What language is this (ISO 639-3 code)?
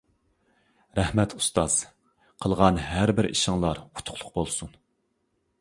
uig